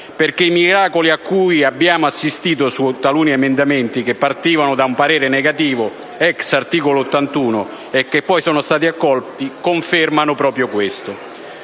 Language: Italian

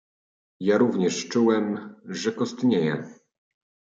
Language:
Polish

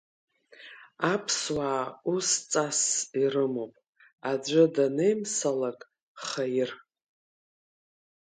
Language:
Abkhazian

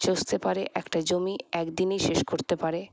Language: Bangla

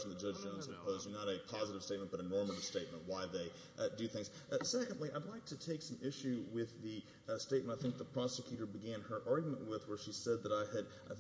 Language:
English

